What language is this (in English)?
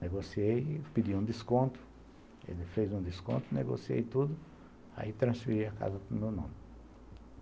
Portuguese